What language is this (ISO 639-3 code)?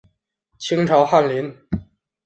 zho